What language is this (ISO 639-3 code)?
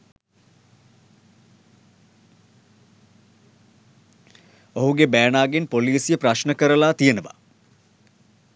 sin